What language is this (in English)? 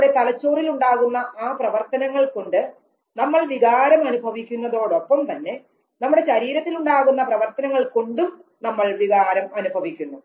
Malayalam